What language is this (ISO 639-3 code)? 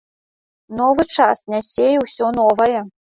bel